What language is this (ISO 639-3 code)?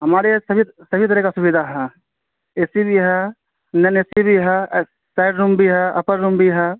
urd